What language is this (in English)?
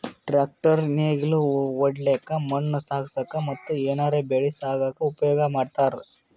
Kannada